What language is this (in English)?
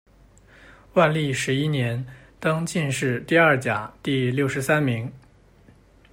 Chinese